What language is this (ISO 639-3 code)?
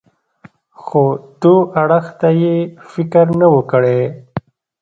pus